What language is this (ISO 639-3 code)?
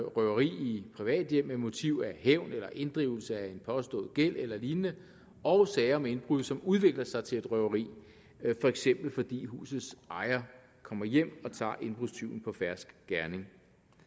dan